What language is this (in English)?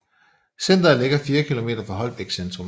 Danish